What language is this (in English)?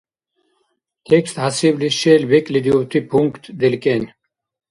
Dargwa